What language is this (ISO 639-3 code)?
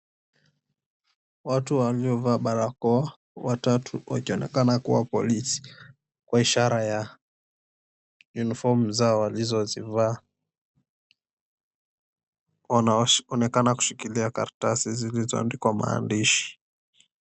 swa